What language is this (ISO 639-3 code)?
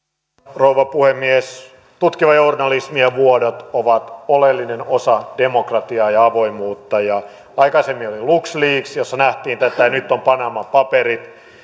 fin